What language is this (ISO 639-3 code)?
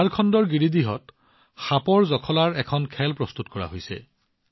asm